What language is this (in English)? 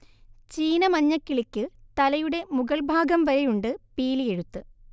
Malayalam